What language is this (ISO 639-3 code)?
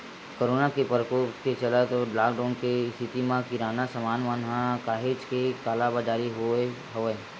hne